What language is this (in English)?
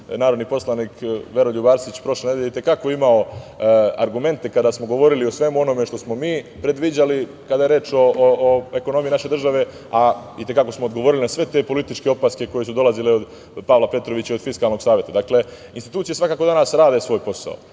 Serbian